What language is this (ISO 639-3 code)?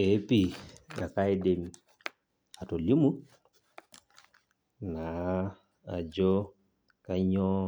mas